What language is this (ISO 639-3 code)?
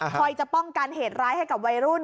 tha